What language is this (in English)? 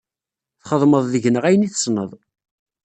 Kabyle